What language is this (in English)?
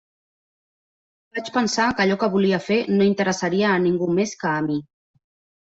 Catalan